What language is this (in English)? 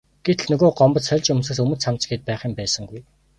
Mongolian